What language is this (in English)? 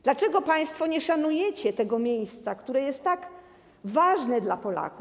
Polish